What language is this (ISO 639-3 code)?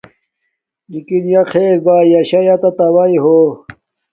dmk